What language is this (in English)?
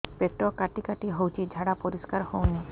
Odia